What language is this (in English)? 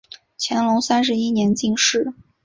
Chinese